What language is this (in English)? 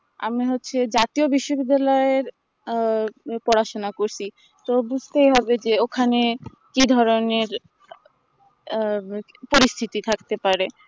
Bangla